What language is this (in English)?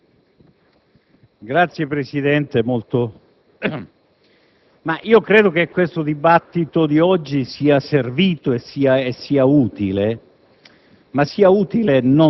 Italian